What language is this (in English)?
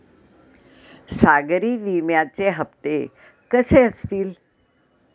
Marathi